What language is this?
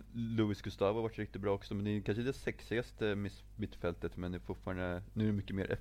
Swedish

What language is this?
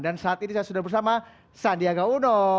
Indonesian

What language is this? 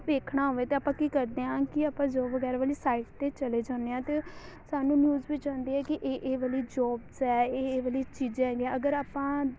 Punjabi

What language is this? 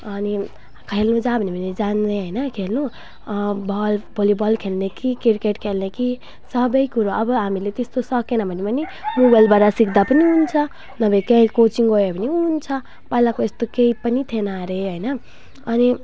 Nepali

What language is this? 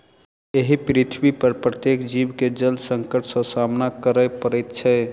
Maithili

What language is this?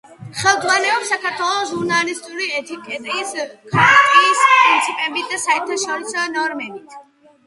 Georgian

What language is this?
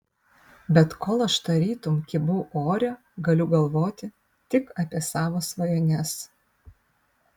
Lithuanian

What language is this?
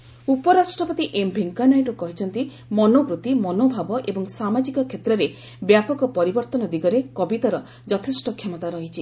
Odia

